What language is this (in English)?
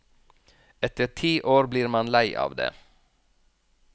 Norwegian